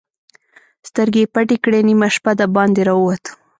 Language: Pashto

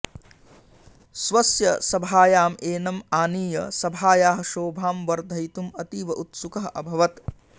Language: Sanskrit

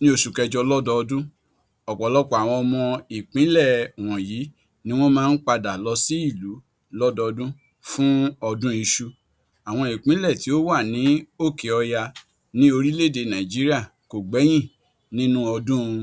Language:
Yoruba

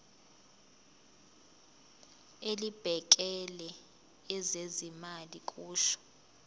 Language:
Zulu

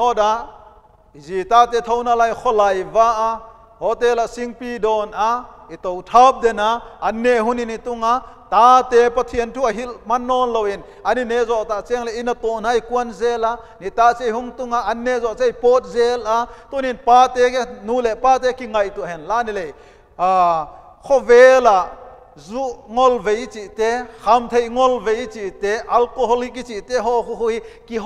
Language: Dutch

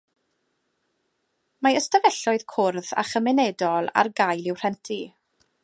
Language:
Welsh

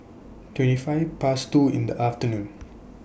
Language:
English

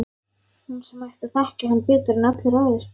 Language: Icelandic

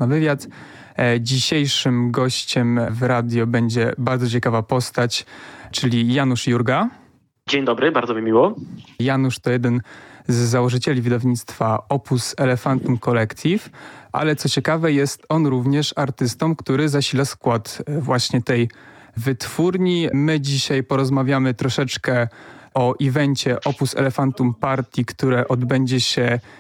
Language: Polish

